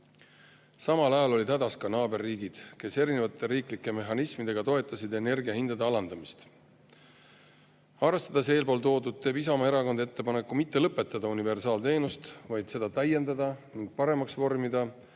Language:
Estonian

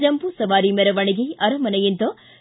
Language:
Kannada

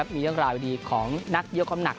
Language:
Thai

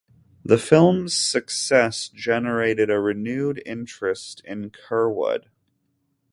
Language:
English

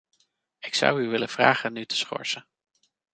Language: Dutch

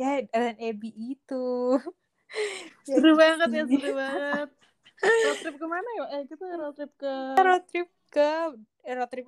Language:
Indonesian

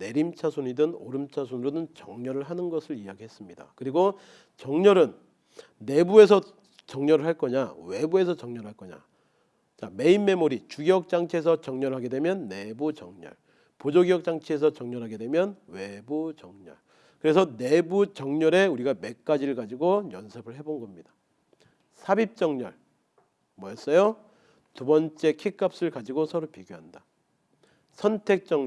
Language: Korean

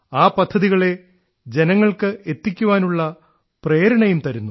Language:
Malayalam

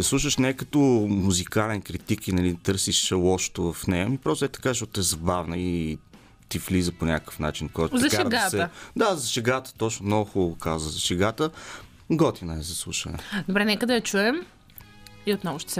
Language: Bulgarian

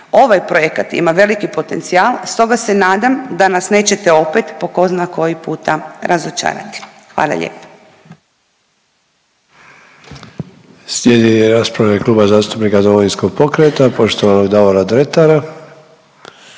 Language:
Croatian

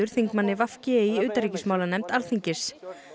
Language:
Icelandic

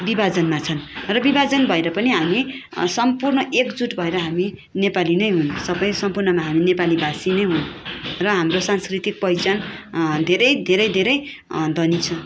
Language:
Nepali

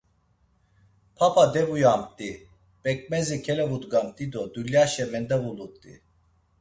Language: Laz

